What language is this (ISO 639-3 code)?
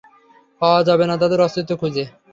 ben